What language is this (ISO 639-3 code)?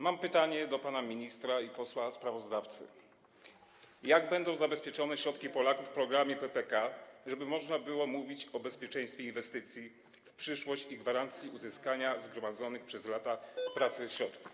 pol